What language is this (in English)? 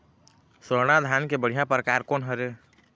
Chhattisgarhi